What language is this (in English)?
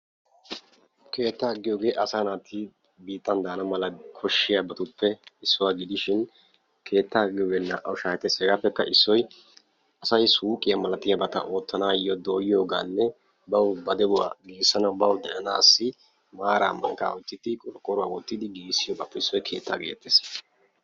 Wolaytta